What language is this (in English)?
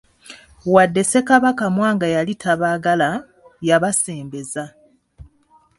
Ganda